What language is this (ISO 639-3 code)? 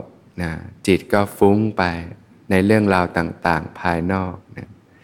tha